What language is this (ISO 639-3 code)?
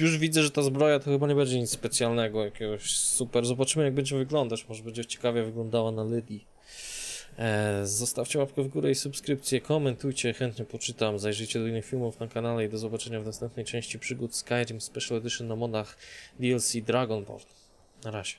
pol